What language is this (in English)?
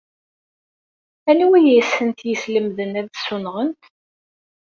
Kabyle